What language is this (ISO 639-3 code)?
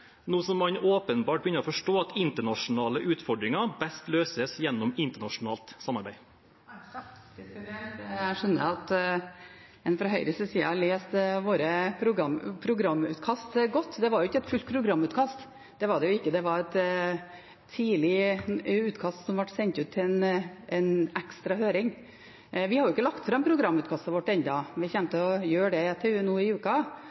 nob